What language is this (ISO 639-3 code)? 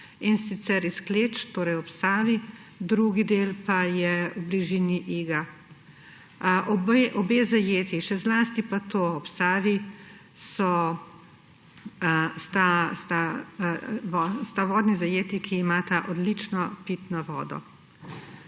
slv